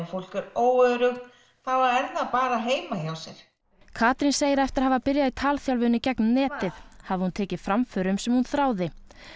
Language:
Icelandic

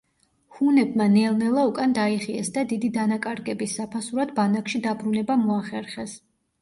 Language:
Georgian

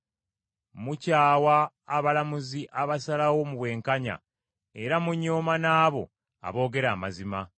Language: Ganda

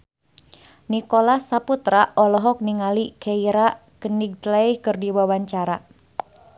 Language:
Sundanese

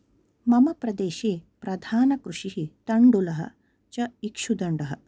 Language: Sanskrit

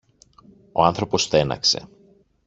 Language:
Greek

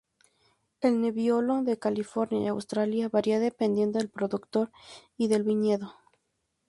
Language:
Spanish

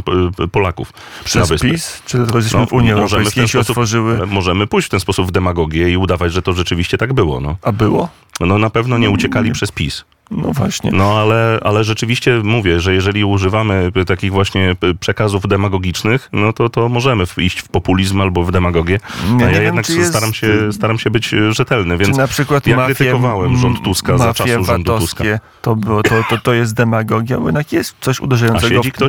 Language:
Polish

